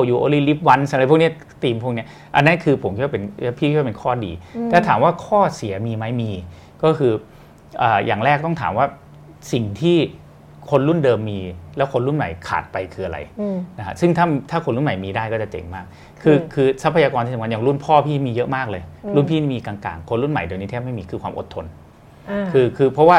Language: Thai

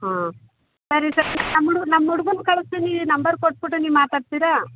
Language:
Kannada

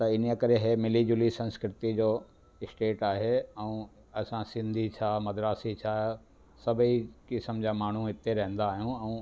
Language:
Sindhi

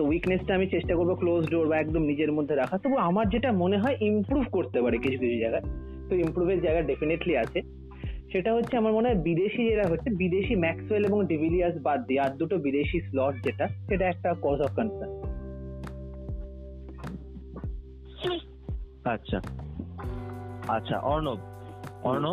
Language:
Bangla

